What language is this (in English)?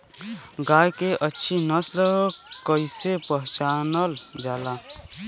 Bhojpuri